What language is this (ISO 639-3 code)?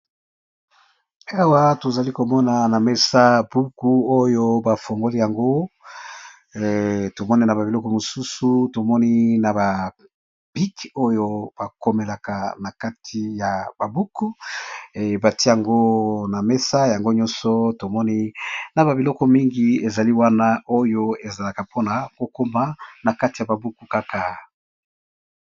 lin